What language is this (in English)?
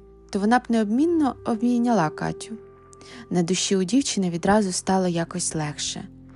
Ukrainian